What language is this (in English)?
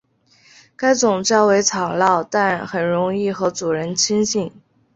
Chinese